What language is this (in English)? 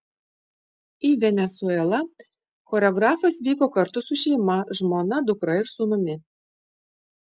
Lithuanian